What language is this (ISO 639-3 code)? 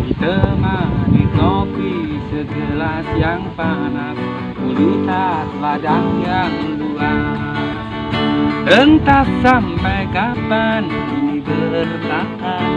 ind